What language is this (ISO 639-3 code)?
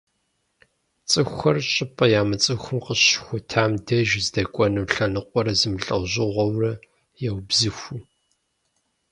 kbd